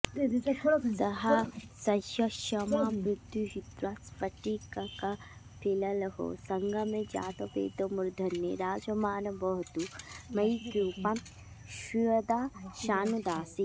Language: Sanskrit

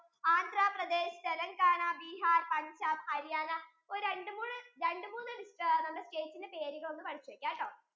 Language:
Malayalam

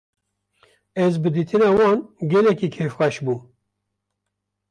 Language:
Kurdish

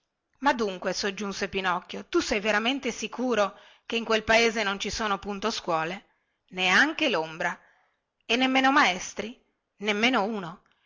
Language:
Italian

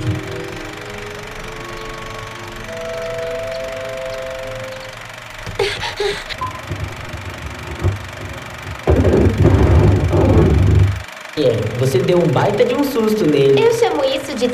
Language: Portuguese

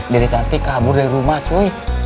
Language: Indonesian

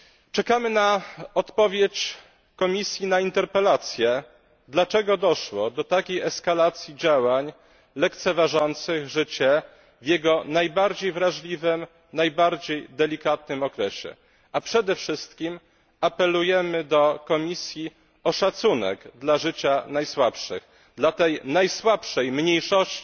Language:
Polish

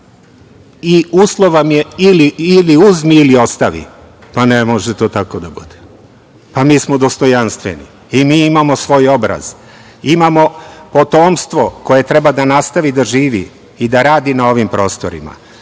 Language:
Serbian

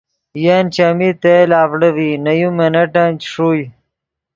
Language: Yidgha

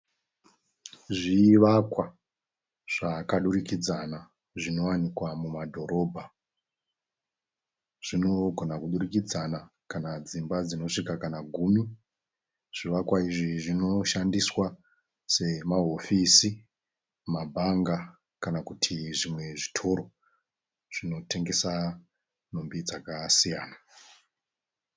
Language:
Shona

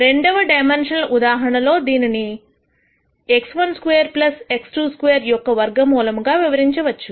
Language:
Telugu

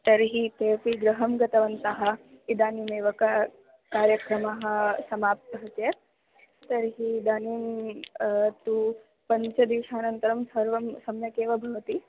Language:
Sanskrit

